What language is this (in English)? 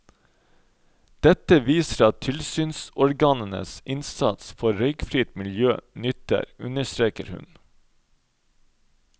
Norwegian